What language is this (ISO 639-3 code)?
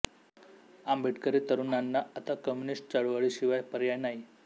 mar